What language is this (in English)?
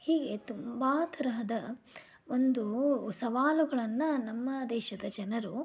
Kannada